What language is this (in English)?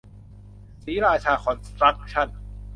Thai